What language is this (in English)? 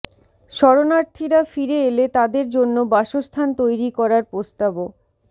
Bangla